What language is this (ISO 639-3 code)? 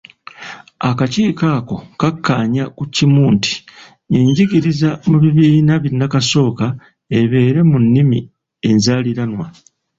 lug